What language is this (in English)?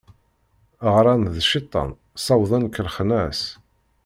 Kabyle